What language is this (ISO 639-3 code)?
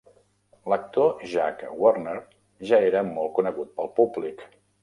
cat